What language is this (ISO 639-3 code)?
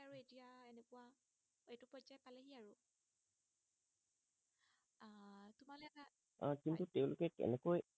asm